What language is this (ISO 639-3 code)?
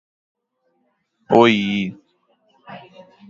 por